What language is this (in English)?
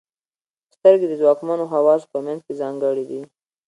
Pashto